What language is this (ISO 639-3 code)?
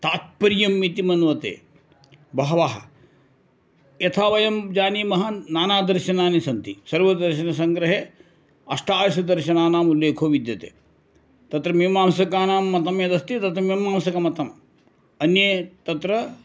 san